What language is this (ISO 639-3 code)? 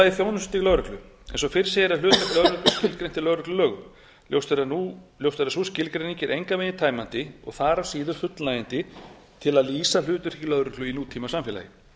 isl